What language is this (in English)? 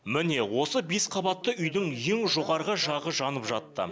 Kazakh